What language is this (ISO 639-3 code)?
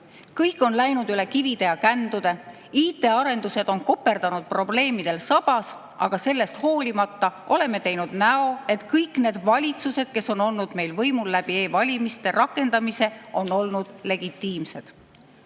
est